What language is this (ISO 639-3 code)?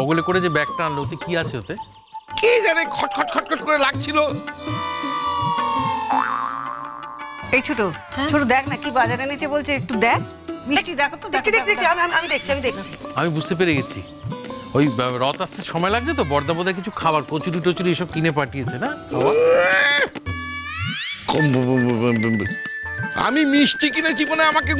ben